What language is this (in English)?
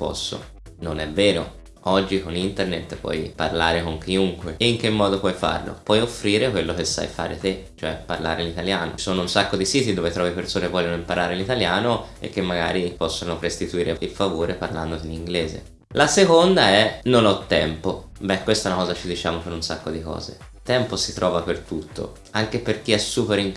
Italian